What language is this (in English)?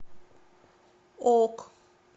Russian